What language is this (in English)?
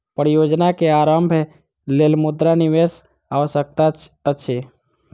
Maithili